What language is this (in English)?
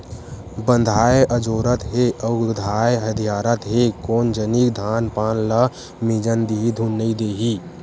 Chhattisgarhi